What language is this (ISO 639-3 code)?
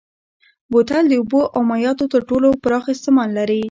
pus